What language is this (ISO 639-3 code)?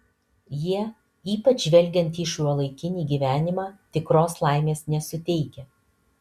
lit